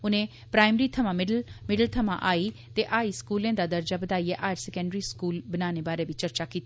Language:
Dogri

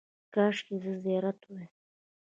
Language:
Pashto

